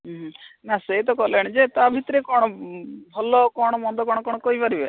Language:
Odia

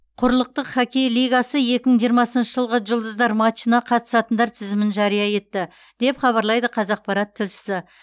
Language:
Kazakh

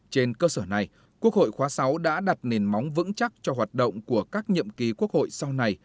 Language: Vietnamese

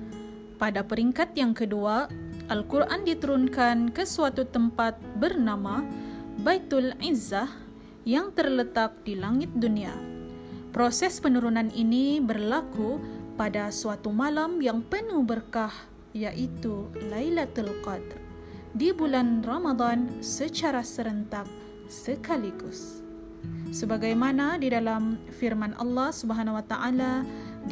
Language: Malay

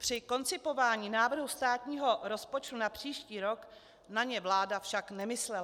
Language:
Czech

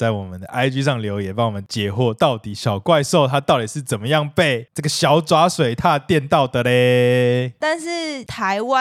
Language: Chinese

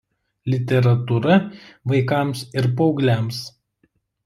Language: Lithuanian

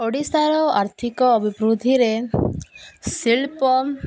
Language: Odia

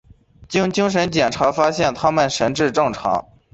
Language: Chinese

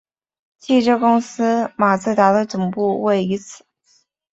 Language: Chinese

